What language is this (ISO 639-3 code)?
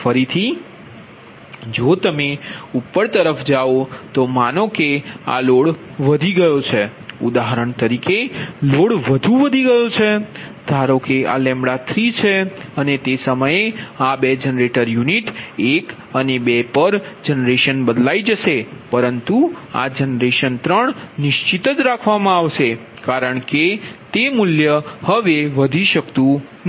guj